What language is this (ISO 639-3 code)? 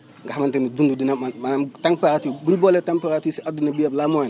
wol